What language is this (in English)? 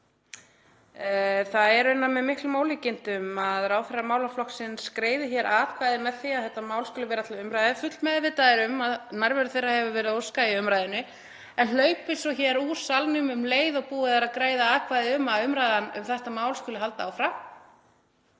Icelandic